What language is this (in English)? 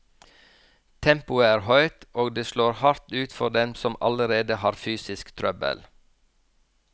Norwegian